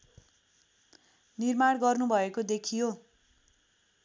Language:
Nepali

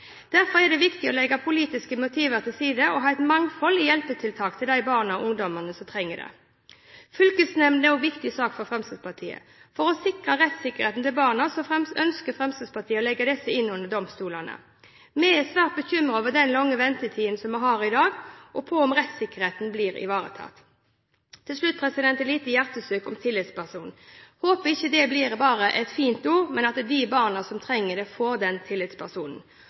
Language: Norwegian Bokmål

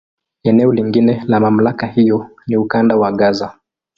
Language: Swahili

